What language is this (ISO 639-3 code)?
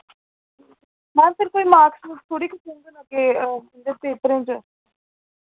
doi